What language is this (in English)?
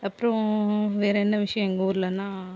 Tamil